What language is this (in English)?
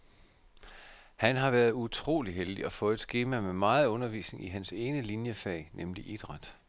Danish